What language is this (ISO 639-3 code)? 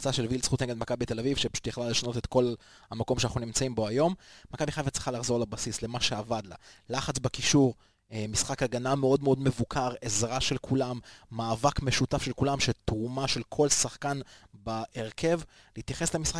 heb